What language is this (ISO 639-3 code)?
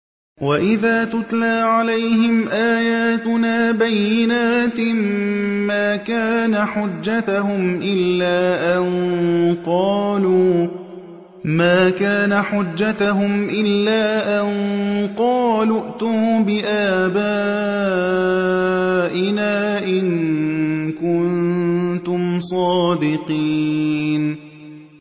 ara